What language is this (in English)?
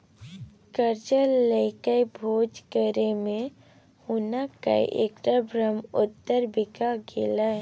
Maithili